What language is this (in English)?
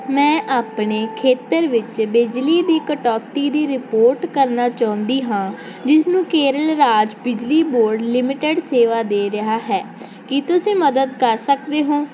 Punjabi